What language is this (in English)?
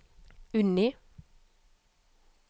Norwegian